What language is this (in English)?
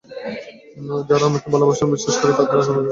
Bangla